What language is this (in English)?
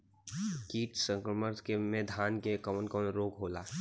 Bhojpuri